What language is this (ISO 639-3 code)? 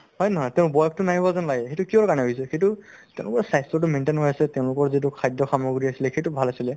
asm